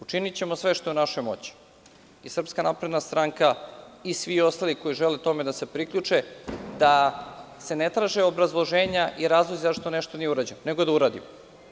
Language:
Serbian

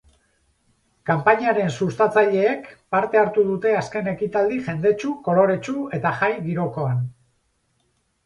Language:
Basque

